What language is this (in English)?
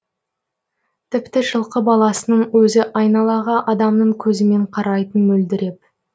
Kazakh